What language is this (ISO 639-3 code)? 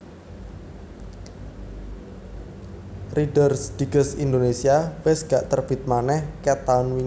jav